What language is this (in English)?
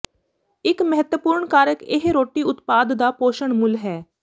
Punjabi